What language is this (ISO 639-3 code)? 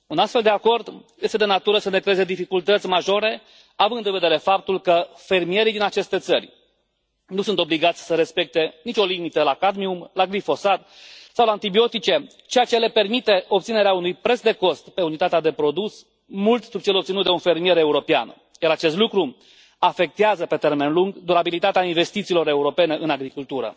ron